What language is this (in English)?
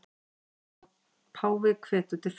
Icelandic